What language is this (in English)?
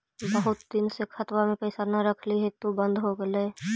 Magahi